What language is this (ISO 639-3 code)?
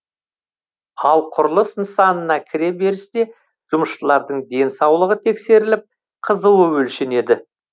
kaz